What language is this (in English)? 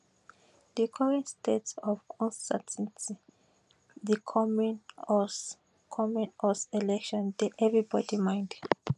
Nigerian Pidgin